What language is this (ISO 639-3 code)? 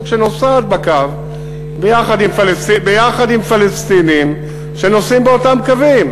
heb